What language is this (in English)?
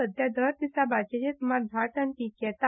Konkani